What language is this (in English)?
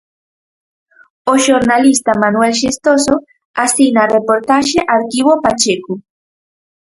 Galician